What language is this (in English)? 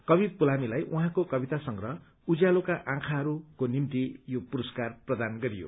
Nepali